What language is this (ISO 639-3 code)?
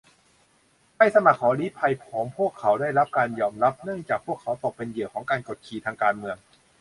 tha